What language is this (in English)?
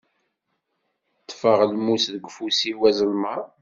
Kabyle